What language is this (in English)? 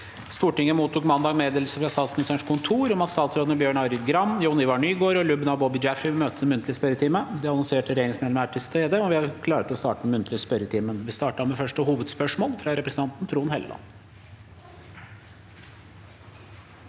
Norwegian